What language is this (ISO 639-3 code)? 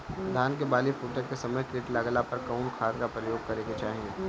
bho